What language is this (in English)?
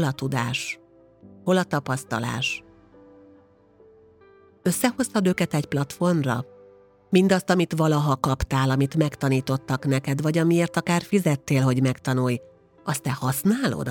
Hungarian